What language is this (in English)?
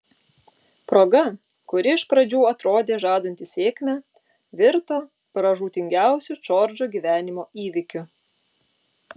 Lithuanian